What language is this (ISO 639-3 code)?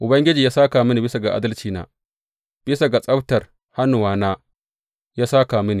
hau